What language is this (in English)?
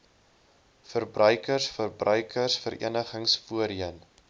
Afrikaans